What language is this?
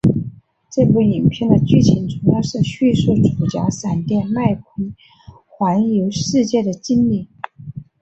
Chinese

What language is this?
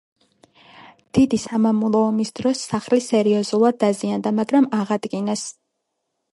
Georgian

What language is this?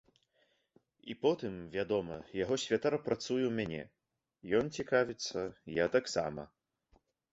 Belarusian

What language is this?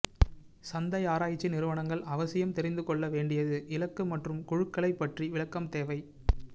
Tamil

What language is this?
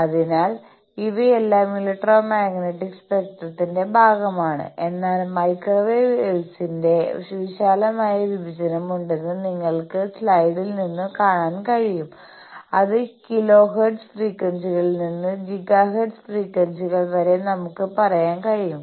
Malayalam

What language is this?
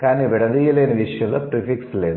Telugu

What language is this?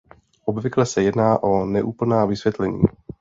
Czech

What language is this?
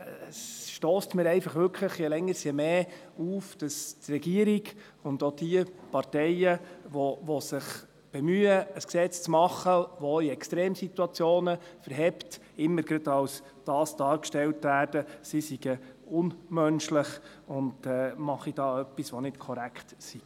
Swiss German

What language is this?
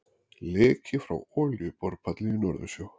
Icelandic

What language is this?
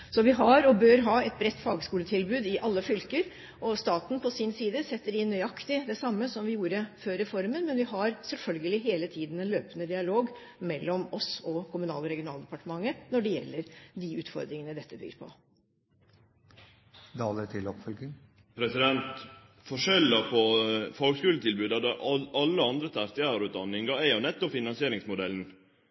Norwegian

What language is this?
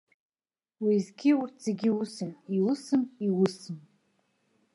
Abkhazian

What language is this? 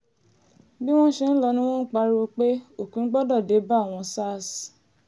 Yoruba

